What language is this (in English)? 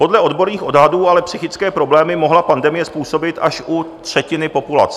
Czech